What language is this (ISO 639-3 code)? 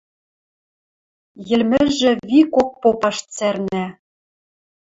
mrj